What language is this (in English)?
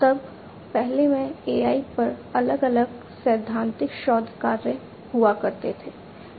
Hindi